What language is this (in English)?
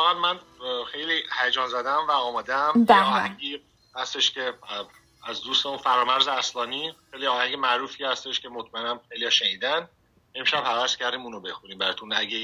Persian